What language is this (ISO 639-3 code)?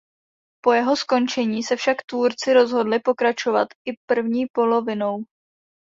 ces